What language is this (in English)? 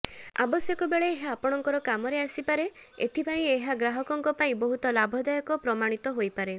Odia